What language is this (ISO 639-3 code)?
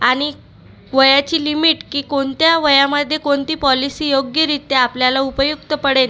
mar